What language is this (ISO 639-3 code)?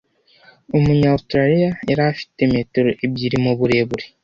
kin